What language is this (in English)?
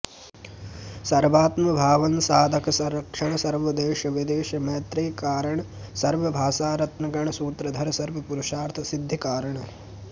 Sanskrit